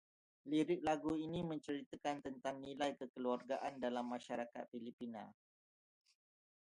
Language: Malay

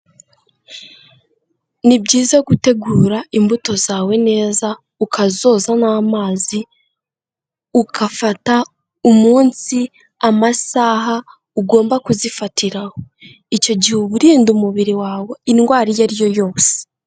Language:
Kinyarwanda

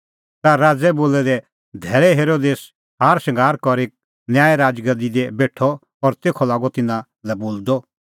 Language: Kullu Pahari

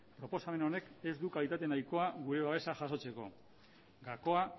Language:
Basque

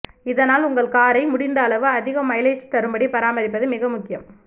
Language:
Tamil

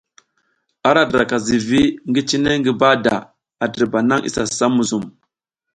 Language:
South Giziga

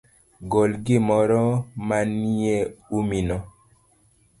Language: Luo (Kenya and Tanzania)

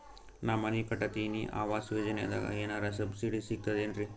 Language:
Kannada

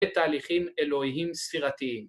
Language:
Hebrew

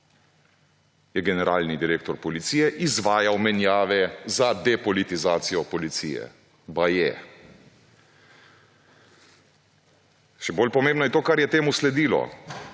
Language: Slovenian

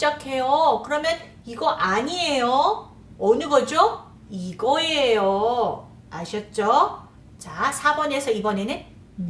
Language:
Korean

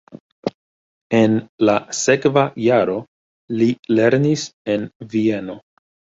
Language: Esperanto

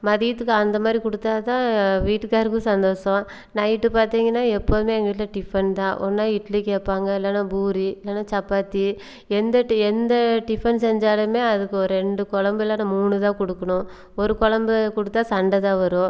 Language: Tamil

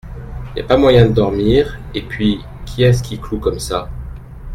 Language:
French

